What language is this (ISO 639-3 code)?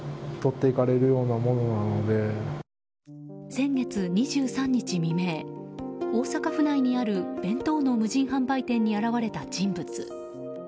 jpn